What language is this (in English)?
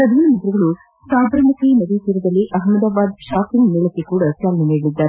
Kannada